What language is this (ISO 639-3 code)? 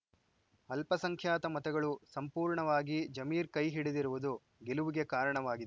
kan